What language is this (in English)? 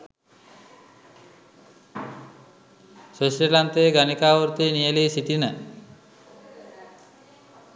Sinhala